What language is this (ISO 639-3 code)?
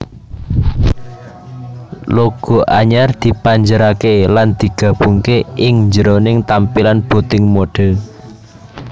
jav